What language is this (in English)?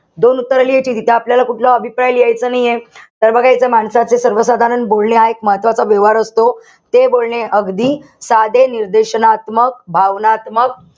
Marathi